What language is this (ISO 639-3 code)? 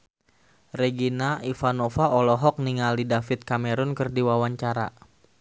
sun